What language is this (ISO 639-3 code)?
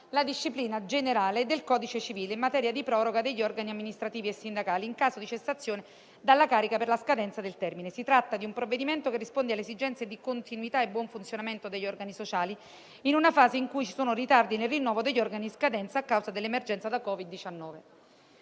ita